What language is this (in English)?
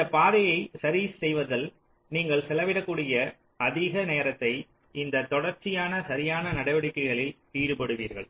Tamil